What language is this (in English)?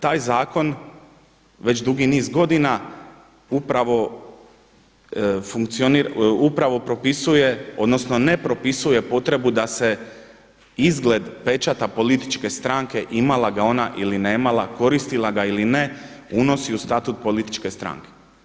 Croatian